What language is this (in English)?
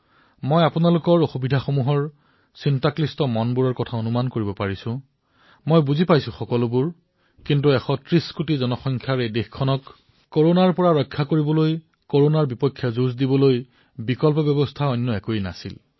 Assamese